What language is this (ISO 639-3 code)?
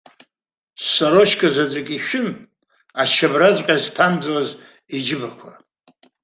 abk